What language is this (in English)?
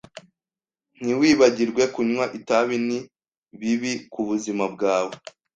Kinyarwanda